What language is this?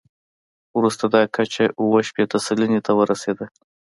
Pashto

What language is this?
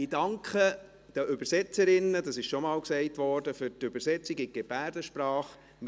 Swiss German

